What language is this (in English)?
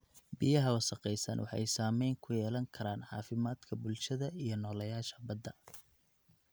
Somali